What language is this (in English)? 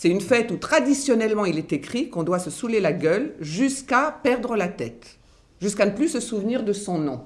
French